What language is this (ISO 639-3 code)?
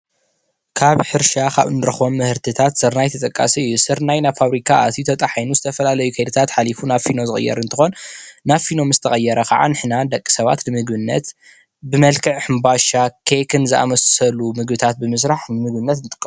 tir